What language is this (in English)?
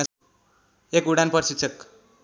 Nepali